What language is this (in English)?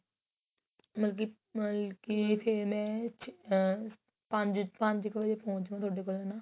Punjabi